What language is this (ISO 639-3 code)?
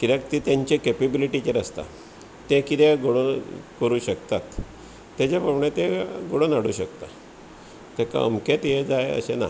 kok